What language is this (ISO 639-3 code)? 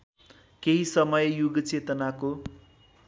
nep